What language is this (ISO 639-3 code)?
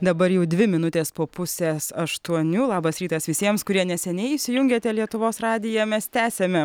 lit